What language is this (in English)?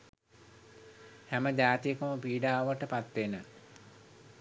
Sinhala